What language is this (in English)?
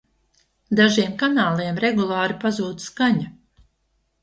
Latvian